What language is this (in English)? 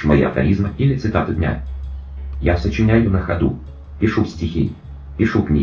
Russian